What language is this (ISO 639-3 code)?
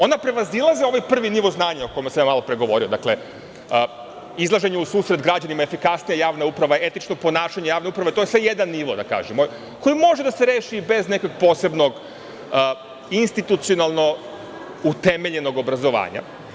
srp